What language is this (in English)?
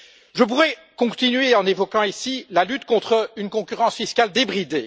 French